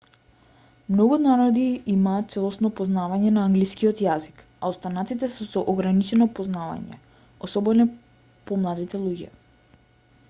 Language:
Macedonian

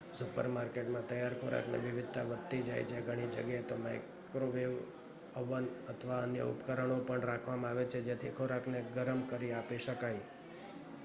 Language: Gujarati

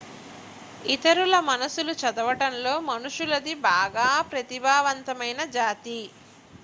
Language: Telugu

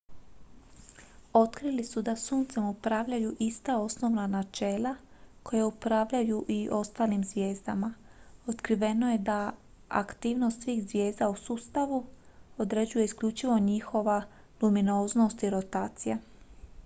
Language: Croatian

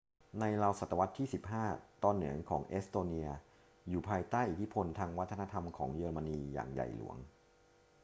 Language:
Thai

